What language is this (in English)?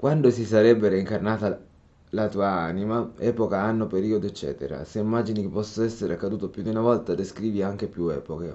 Italian